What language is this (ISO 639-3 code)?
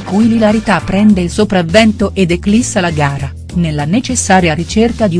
ita